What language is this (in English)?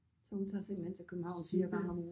Danish